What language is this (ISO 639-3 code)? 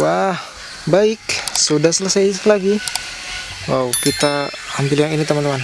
ind